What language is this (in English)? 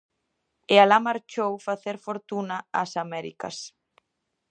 Galician